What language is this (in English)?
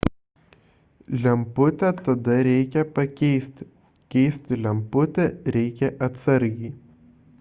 Lithuanian